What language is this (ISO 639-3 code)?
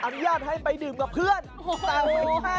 tha